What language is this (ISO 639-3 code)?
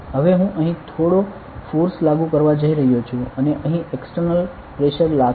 guj